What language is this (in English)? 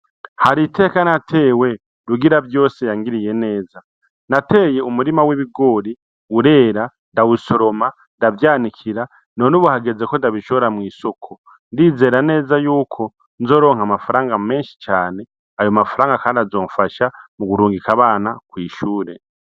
Rundi